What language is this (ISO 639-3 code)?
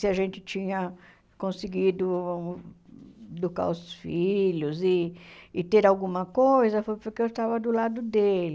por